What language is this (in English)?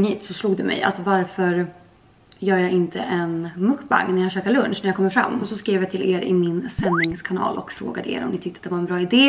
Swedish